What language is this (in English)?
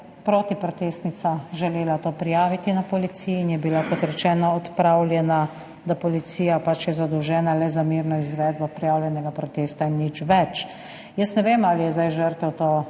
Slovenian